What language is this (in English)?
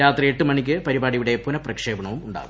Malayalam